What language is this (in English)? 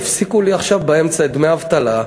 Hebrew